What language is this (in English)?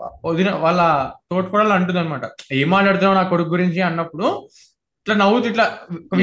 Telugu